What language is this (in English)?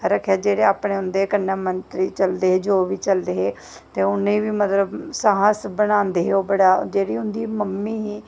Dogri